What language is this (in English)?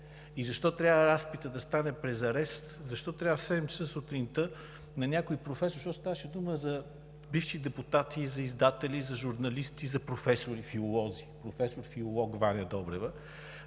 Bulgarian